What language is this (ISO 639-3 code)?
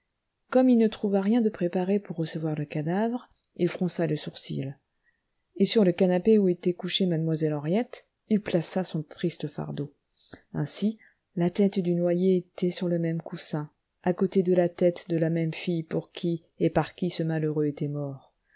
fra